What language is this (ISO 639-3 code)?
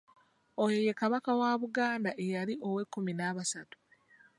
lug